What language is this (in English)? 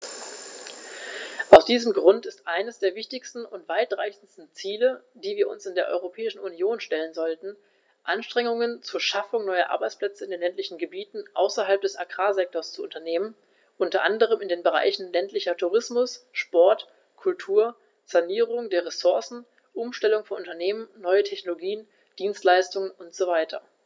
German